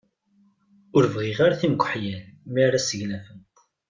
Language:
Kabyle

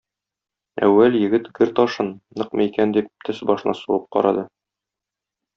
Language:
Tatar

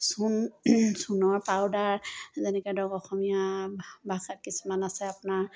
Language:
Assamese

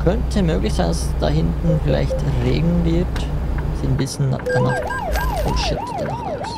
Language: German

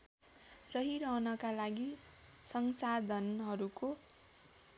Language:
Nepali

